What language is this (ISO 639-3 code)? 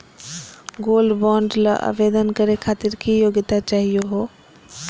mag